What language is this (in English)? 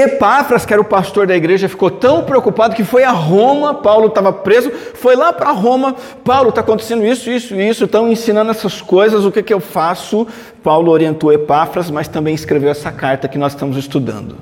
Portuguese